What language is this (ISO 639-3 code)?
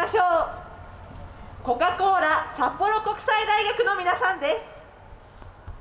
jpn